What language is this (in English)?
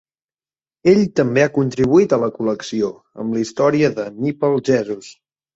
Catalan